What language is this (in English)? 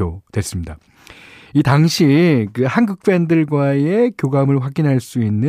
Korean